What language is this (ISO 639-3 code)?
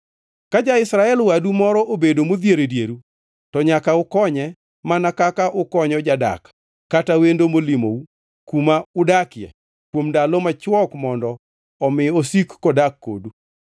luo